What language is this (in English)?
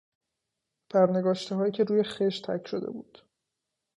Persian